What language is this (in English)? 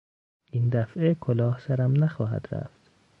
Persian